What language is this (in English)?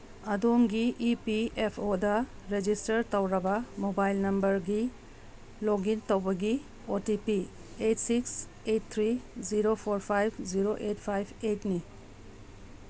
Manipuri